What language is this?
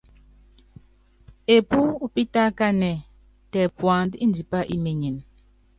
Yangben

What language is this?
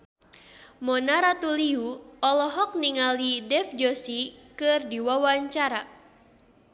Sundanese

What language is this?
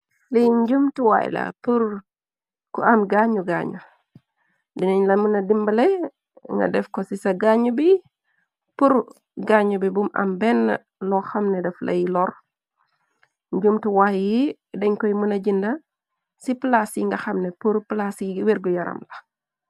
Wolof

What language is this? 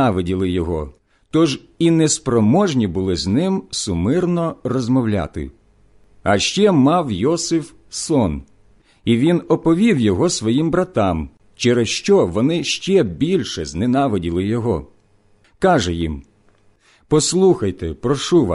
Ukrainian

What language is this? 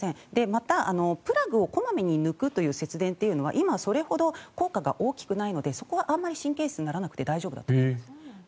Japanese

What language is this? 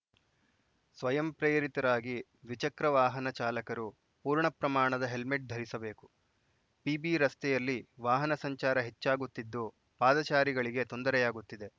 Kannada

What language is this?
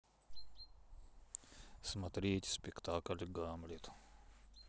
Russian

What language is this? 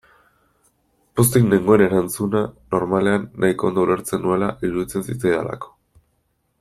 Basque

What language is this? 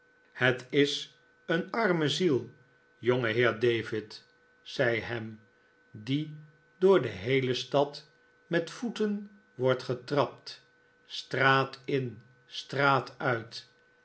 Dutch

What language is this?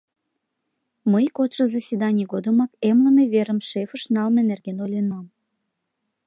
Mari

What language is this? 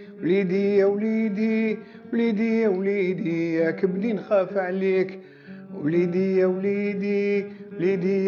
Arabic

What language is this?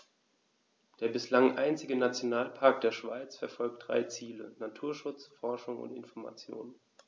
German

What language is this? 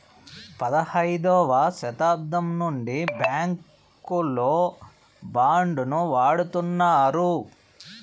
Telugu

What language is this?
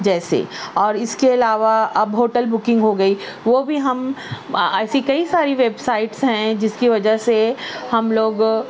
Urdu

